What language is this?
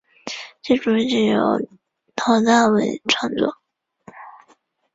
Chinese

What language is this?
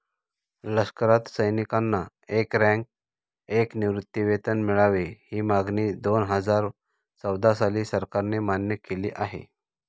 Marathi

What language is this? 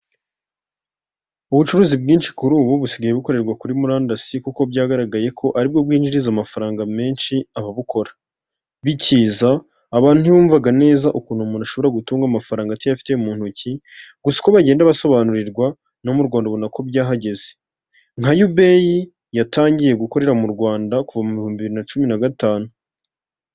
Kinyarwanda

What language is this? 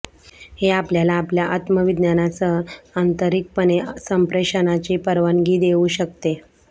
Marathi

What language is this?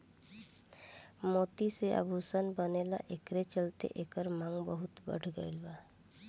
Bhojpuri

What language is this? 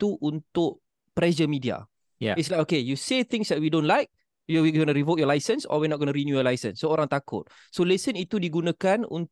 Malay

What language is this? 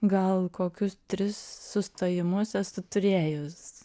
Lithuanian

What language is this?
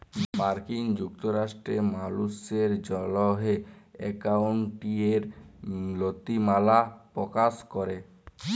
Bangla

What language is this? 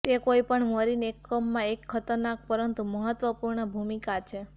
Gujarati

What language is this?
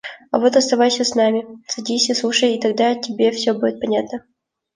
Russian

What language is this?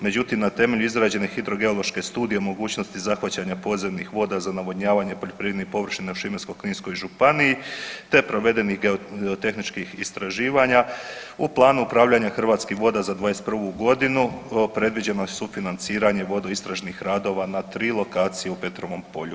Croatian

